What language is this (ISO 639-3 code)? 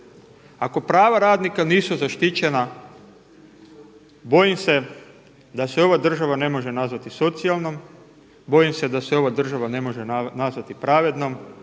hrv